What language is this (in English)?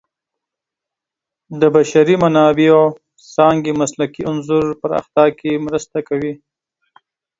Pashto